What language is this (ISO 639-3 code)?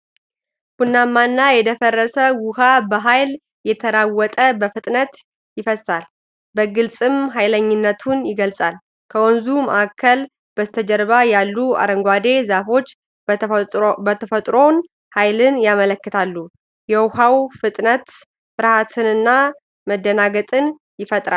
amh